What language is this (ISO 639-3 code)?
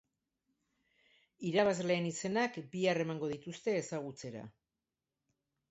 eus